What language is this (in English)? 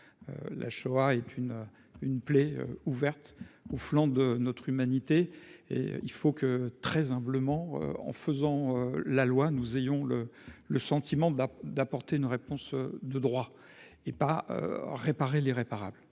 French